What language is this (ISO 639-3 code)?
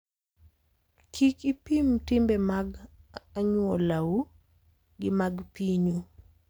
luo